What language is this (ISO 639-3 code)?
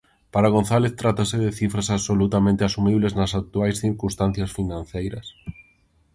glg